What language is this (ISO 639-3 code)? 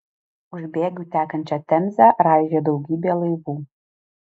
lit